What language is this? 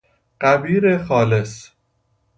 Persian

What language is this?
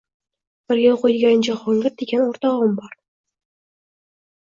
Uzbek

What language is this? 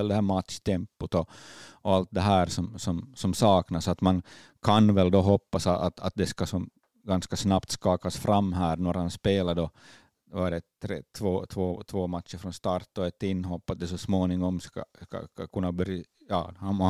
Swedish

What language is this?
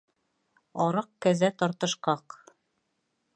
Bashkir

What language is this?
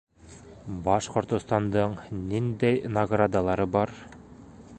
Bashkir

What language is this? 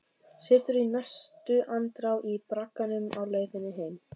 Icelandic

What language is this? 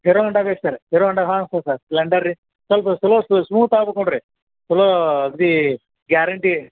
Kannada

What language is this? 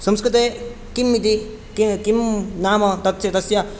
Sanskrit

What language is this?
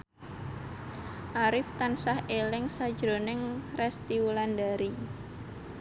Javanese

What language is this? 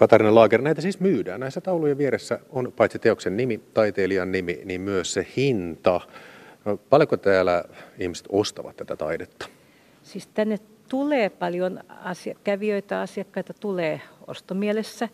Finnish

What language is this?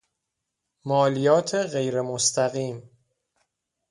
Persian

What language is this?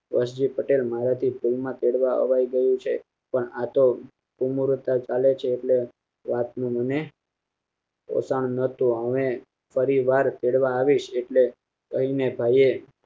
Gujarati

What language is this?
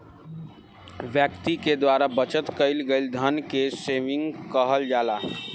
Bhojpuri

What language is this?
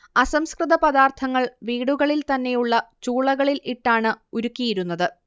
Malayalam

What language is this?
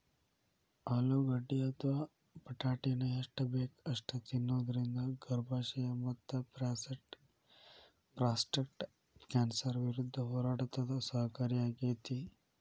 Kannada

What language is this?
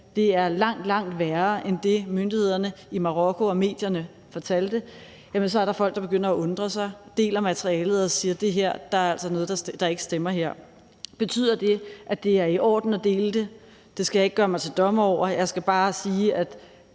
Danish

